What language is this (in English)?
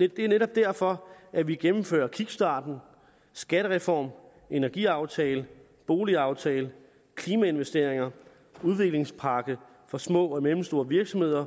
Danish